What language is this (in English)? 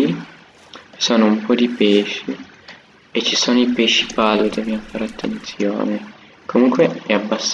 Italian